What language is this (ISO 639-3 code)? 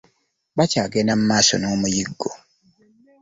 lug